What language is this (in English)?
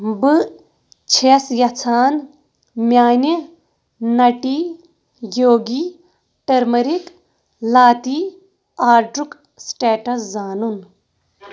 Kashmiri